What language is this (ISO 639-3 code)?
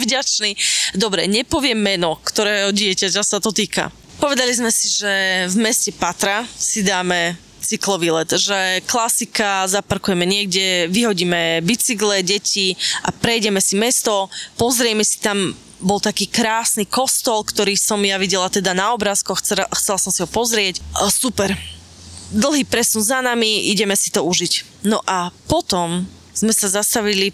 slk